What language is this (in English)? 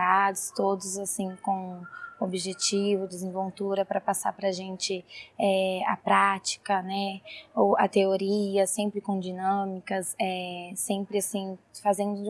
Portuguese